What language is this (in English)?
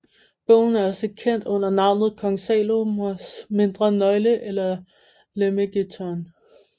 Danish